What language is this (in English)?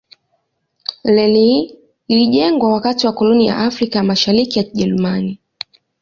Swahili